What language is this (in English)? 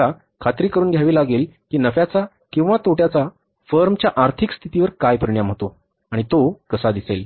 Marathi